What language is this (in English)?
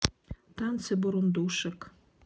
Russian